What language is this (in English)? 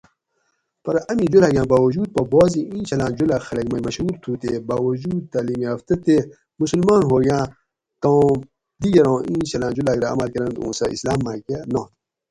Gawri